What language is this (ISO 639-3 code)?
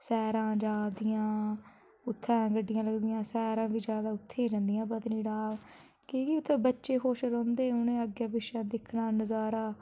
doi